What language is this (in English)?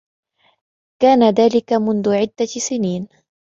Arabic